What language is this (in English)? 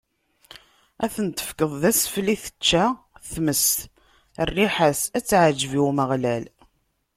Kabyle